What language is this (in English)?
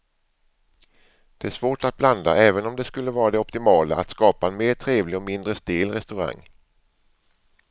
Swedish